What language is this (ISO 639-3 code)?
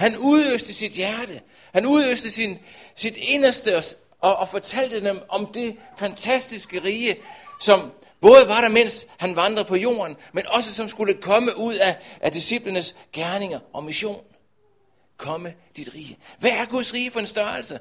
dan